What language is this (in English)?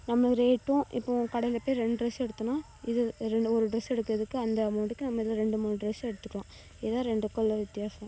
Tamil